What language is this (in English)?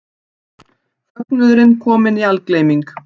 Icelandic